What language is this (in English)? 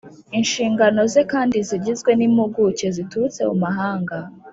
Kinyarwanda